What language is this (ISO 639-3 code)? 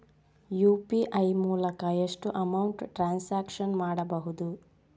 kan